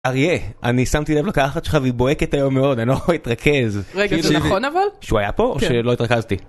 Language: Hebrew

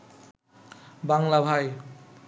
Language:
Bangla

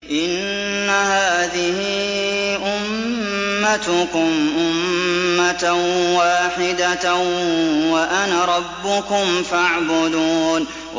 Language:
Arabic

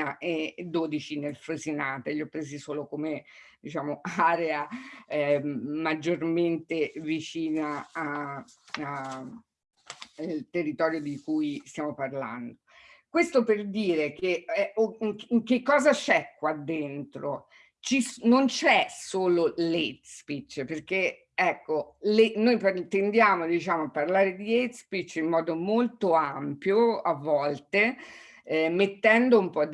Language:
Italian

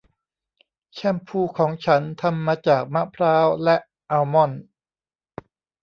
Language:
Thai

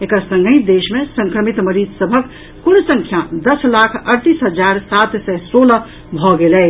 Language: Maithili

